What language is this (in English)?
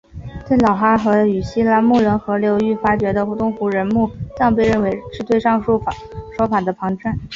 Chinese